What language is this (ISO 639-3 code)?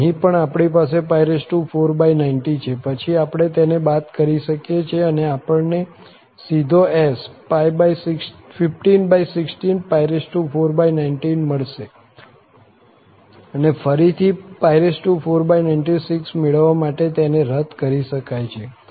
guj